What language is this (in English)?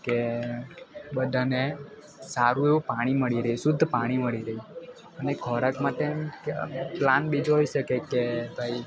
Gujarati